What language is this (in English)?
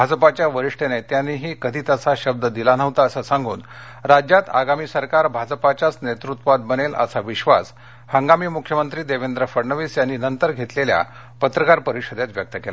Marathi